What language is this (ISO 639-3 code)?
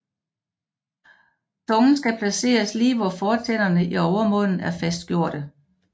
dan